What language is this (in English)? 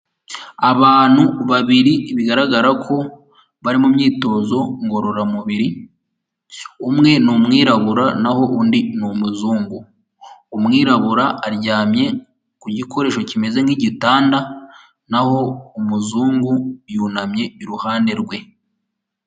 Kinyarwanda